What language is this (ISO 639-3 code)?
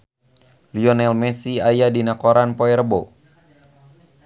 sun